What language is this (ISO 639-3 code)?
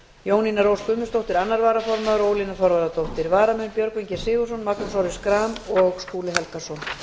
isl